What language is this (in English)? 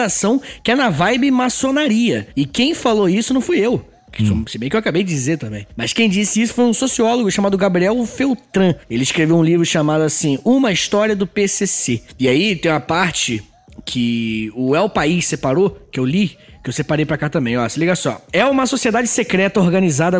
Portuguese